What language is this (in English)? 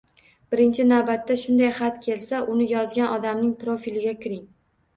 Uzbek